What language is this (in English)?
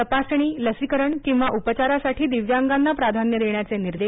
Marathi